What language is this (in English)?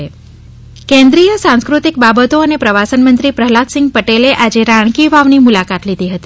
Gujarati